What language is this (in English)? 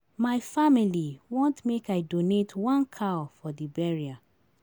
Nigerian Pidgin